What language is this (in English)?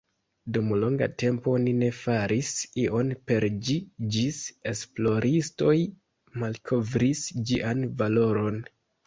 Esperanto